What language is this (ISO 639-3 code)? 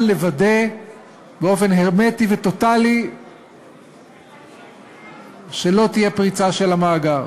heb